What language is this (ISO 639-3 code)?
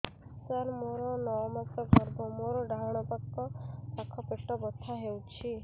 ori